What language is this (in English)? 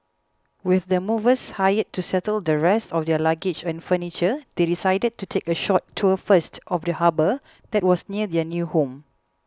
English